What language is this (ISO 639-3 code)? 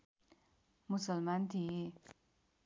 nep